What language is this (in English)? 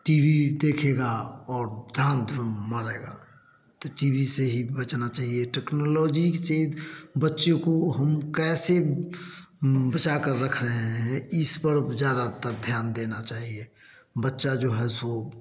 Hindi